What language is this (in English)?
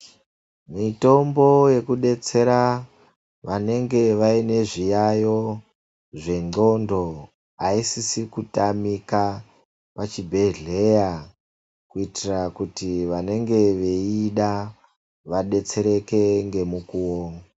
Ndau